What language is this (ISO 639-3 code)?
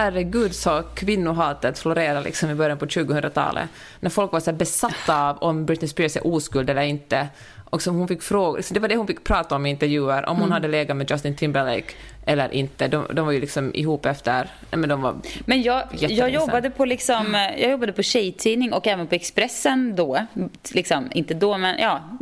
swe